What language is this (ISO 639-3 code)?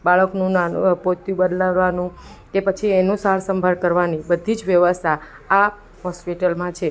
guj